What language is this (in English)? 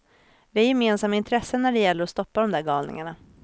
Swedish